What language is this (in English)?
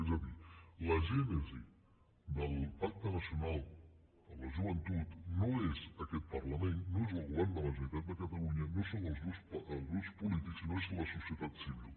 Catalan